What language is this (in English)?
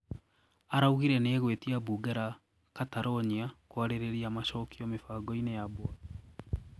Kikuyu